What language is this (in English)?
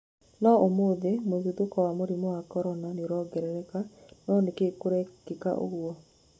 Kikuyu